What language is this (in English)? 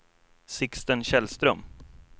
Swedish